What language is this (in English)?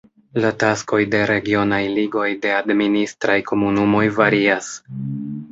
Esperanto